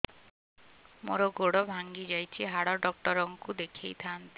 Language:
Odia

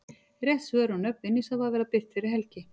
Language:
Icelandic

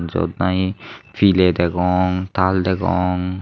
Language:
Chakma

